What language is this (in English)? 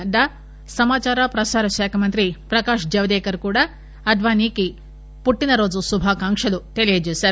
Telugu